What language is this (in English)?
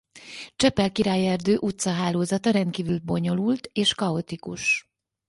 Hungarian